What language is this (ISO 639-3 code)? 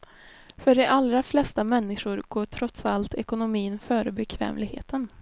swe